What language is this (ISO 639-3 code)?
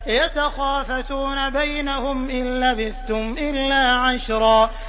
ara